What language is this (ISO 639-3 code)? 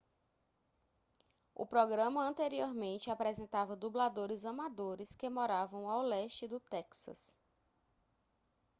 por